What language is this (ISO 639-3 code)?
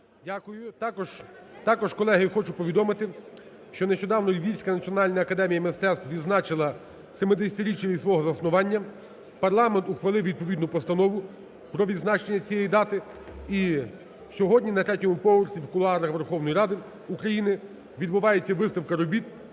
ukr